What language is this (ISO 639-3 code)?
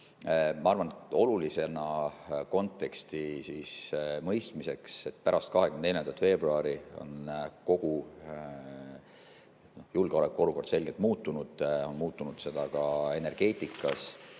est